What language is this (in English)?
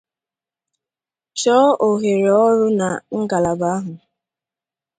Igbo